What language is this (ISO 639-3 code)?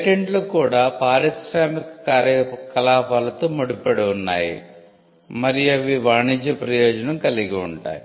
tel